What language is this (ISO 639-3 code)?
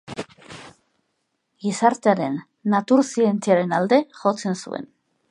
eus